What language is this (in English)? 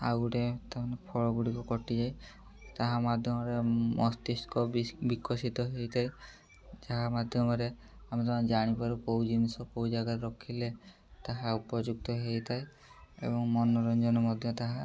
Odia